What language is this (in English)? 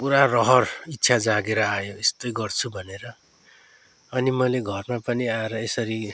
Nepali